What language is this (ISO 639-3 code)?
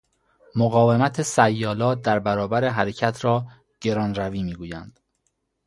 fas